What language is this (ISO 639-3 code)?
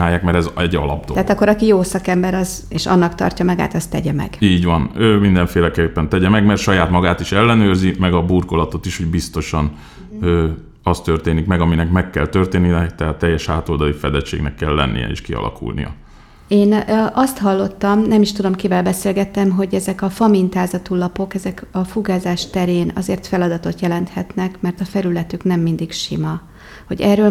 hun